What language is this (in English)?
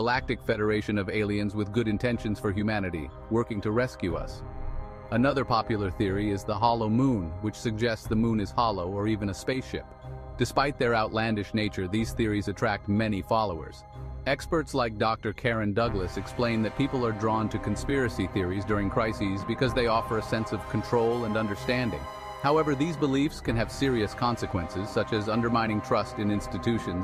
English